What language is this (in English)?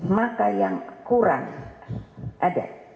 Indonesian